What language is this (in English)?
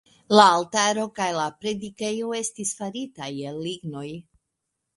Esperanto